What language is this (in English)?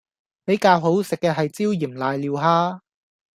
Cantonese